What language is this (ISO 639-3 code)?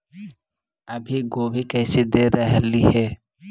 mag